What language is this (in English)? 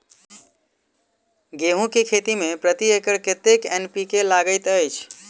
Maithili